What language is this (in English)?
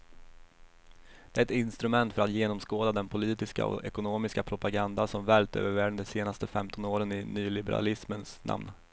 Swedish